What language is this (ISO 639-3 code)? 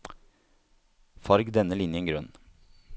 nor